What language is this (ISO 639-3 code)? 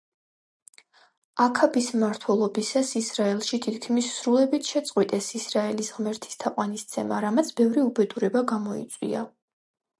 kat